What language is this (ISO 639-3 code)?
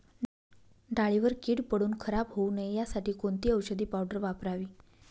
mar